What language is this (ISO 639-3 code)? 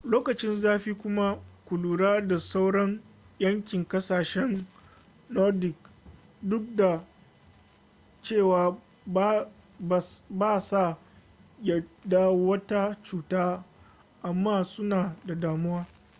hau